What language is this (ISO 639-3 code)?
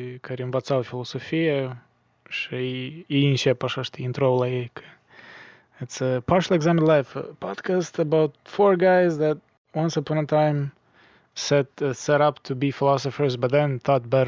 ron